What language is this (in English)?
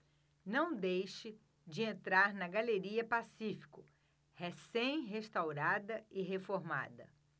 Portuguese